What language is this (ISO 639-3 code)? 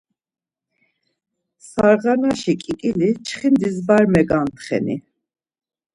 lzz